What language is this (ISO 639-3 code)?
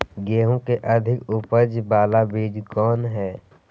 mag